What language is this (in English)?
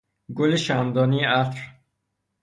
Persian